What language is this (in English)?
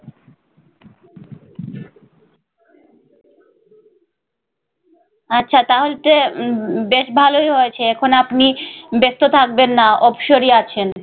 Bangla